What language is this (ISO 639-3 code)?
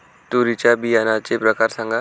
mar